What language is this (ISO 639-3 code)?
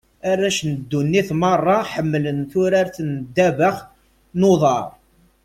kab